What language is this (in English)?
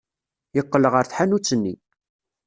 Kabyle